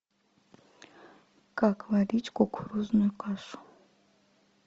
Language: Russian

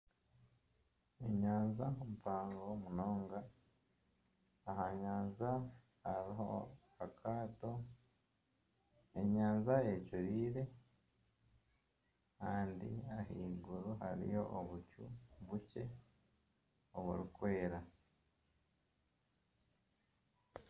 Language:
Nyankole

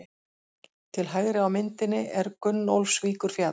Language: Icelandic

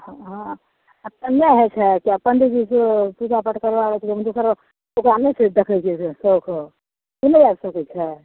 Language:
Maithili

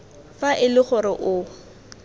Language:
Tswana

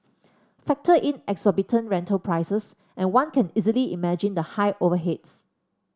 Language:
English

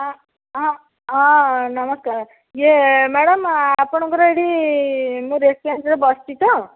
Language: Odia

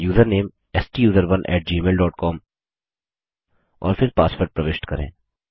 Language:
Hindi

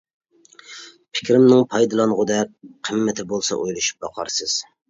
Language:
Uyghur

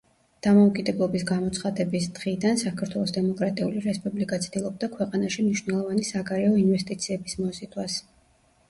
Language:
Georgian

